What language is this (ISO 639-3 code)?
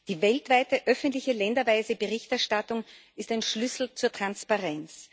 deu